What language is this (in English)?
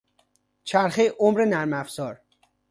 Persian